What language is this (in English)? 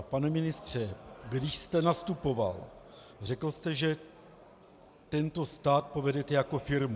Czech